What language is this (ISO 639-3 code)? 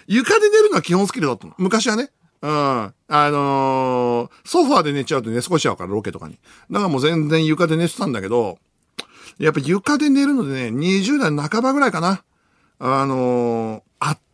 jpn